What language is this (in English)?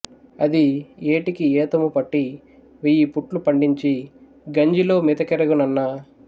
Telugu